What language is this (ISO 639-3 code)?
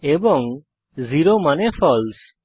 ben